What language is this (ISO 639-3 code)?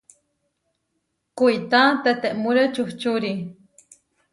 var